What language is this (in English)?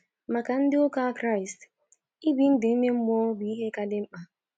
Igbo